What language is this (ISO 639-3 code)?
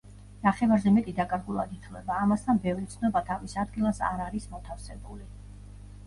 kat